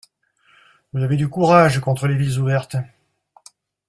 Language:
French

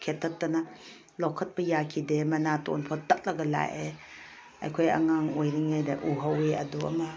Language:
Manipuri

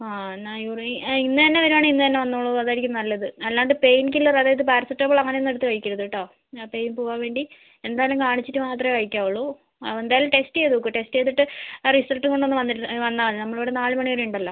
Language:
Malayalam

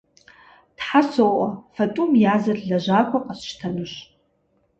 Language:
Kabardian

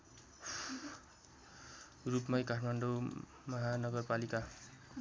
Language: Nepali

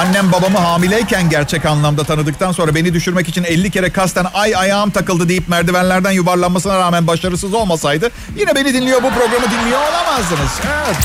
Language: Turkish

